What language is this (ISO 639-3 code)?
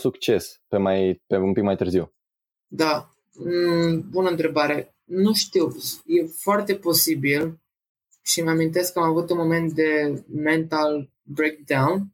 ron